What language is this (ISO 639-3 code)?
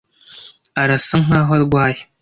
kin